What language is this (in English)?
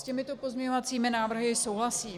Czech